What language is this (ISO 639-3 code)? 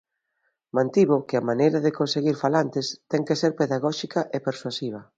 glg